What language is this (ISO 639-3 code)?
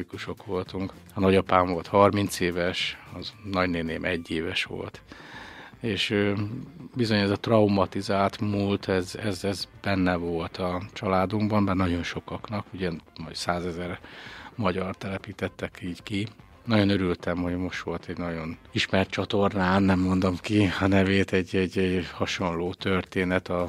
hun